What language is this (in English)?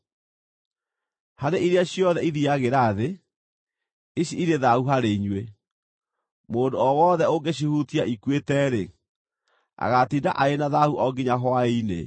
Kikuyu